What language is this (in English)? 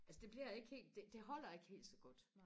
Danish